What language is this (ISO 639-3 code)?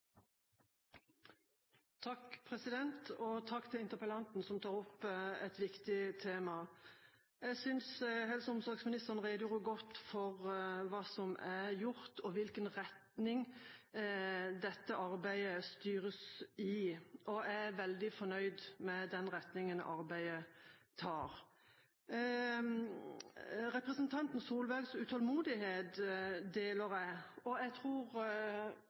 nob